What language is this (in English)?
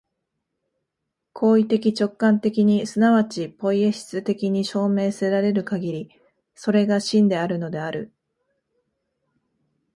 Japanese